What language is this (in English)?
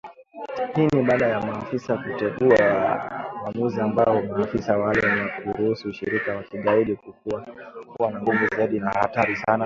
Swahili